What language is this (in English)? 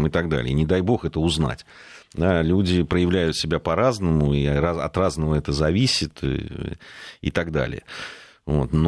Russian